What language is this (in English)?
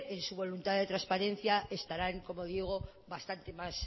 Spanish